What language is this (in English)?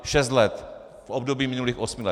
Czech